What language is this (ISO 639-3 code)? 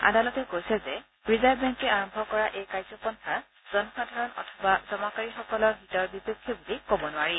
asm